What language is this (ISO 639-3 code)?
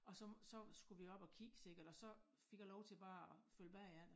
dan